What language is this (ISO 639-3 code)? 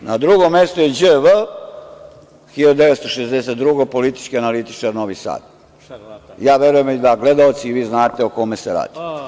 srp